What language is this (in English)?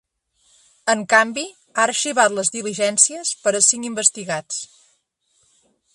Catalan